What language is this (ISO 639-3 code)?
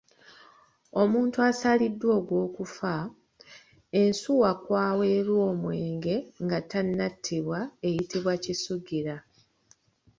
lug